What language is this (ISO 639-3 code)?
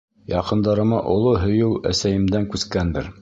bak